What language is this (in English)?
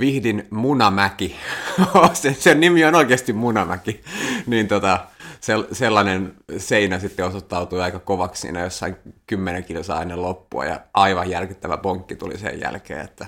Finnish